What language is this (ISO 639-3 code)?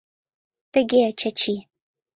chm